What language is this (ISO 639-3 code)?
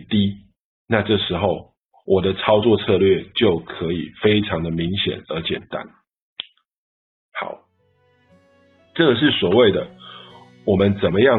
zho